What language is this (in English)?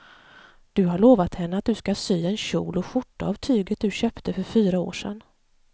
Swedish